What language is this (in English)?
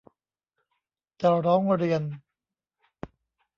Thai